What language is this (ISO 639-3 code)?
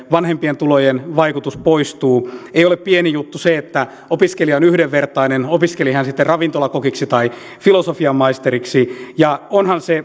fin